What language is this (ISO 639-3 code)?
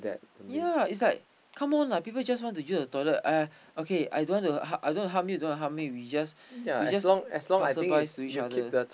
eng